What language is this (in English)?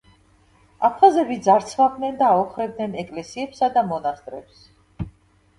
Georgian